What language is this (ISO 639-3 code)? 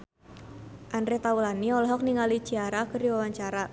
sun